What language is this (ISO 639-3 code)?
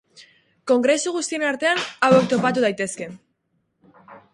eus